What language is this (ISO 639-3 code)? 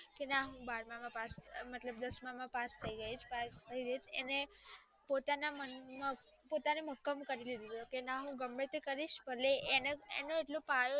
guj